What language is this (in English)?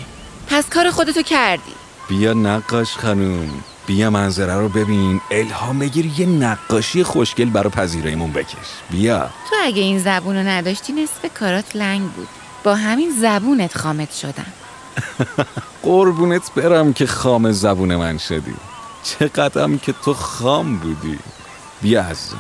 Persian